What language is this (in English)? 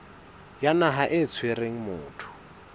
Southern Sotho